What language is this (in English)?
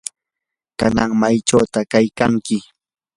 Yanahuanca Pasco Quechua